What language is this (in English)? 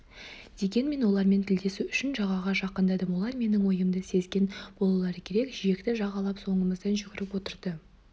Kazakh